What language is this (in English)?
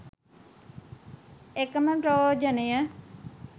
Sinhala